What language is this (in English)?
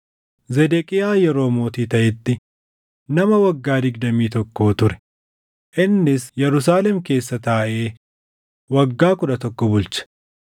Oromo